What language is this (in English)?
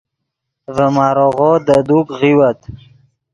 Yidgha